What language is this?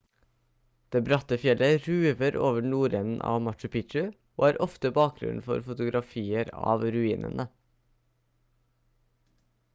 Norwegian Bokmål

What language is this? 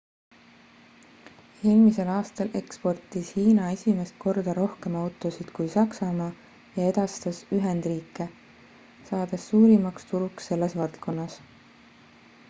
Estonian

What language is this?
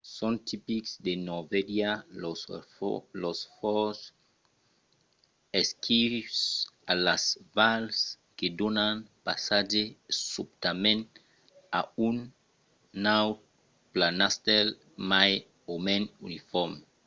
Occitan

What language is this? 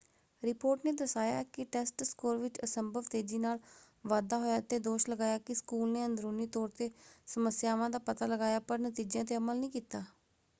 Punjabi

